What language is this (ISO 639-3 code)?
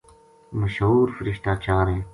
gju